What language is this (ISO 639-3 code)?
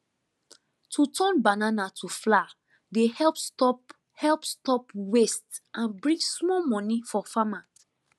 pcm